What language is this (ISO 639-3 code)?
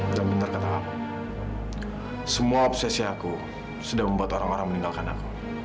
ind